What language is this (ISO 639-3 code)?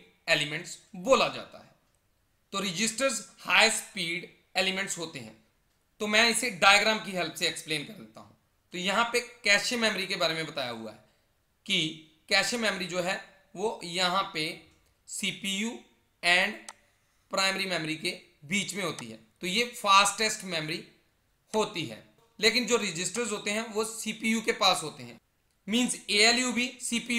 hin